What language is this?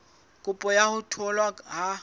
Southern Sotho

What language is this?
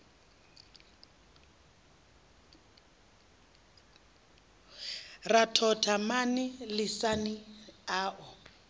Venda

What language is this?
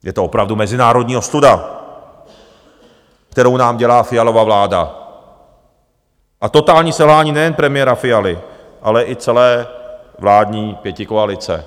Czech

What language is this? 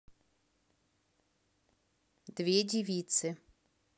Russian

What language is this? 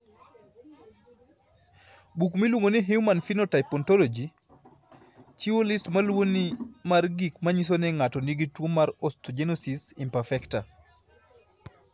Luo (Kenya and Tanzania)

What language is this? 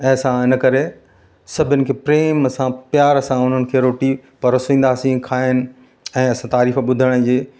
Sindhi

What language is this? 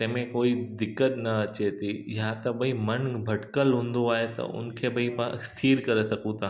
Sindhi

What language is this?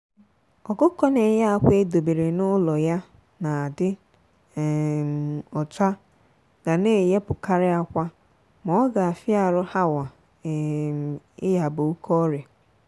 Igbo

